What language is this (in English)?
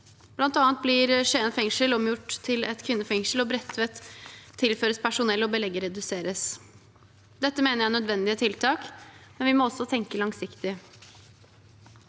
Norwegian